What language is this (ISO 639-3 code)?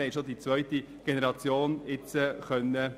gsw